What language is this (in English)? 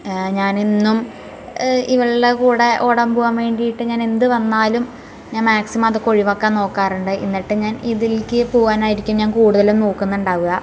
Malayalam